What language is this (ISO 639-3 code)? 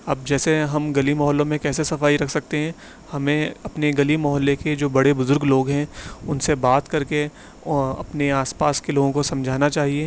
urd